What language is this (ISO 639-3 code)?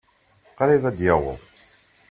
kab